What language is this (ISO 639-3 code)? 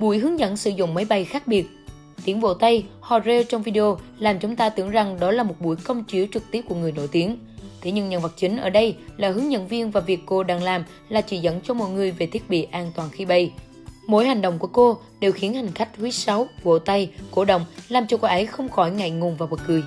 vie